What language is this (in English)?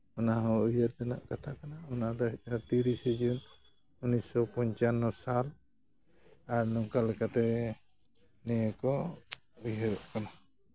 Santali